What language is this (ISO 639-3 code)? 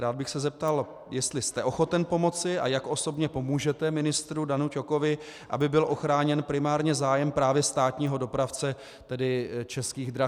ces